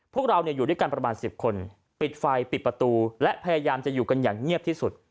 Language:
Thai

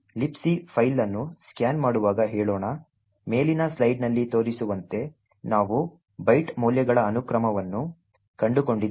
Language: Kannada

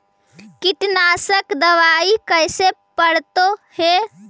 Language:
Magahi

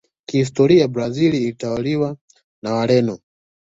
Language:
Swahili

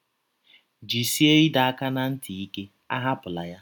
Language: Igbo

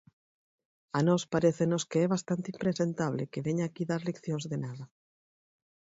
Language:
Galician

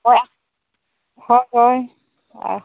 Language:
Santali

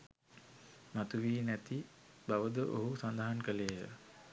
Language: Sinhala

